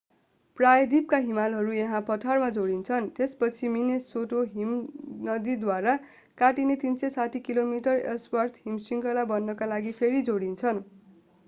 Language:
Nepali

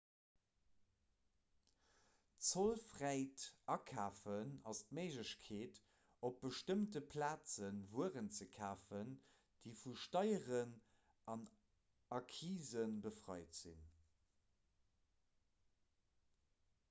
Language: Luxembourgish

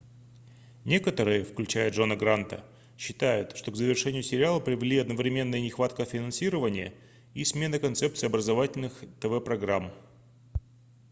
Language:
Russian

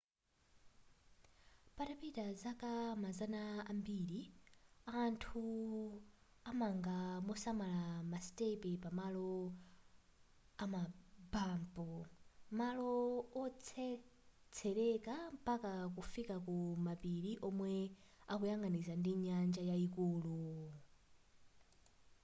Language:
Nyanja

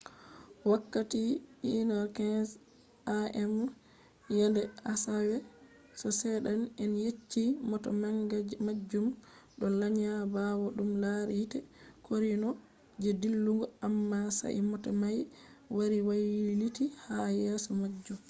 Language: Fula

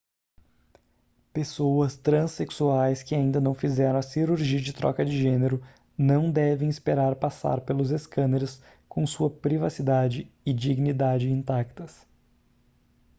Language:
Portuguese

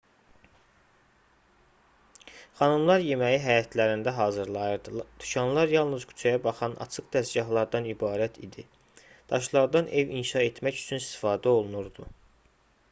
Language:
Azerbaijani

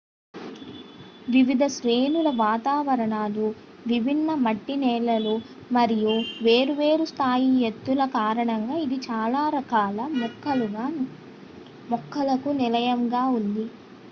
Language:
Telugu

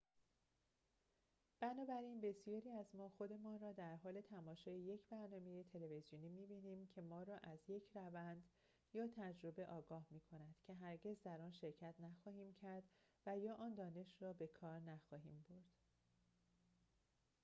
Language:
Persian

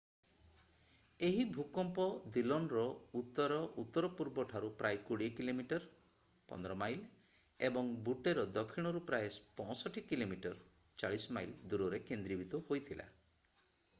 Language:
Odia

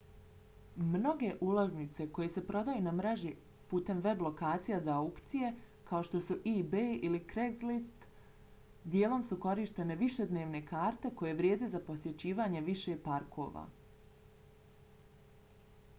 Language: Bosnian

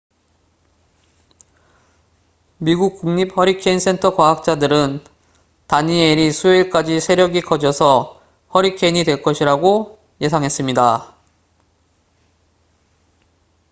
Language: Korean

